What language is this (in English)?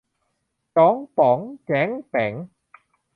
Thai